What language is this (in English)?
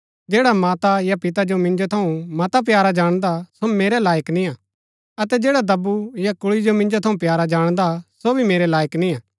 Gaddi